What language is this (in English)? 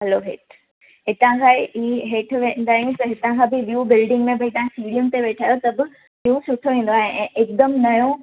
Sindhi